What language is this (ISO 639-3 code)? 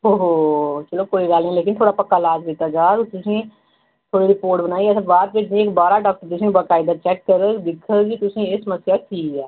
doi